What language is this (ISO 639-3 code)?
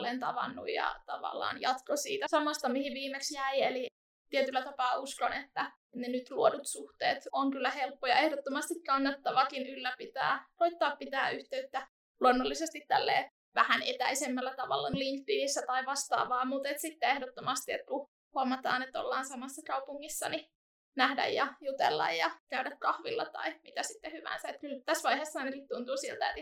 fin